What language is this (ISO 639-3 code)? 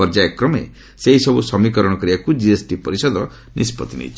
ori